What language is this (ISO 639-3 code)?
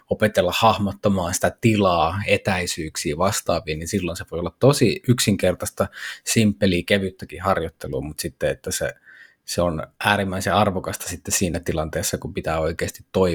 fin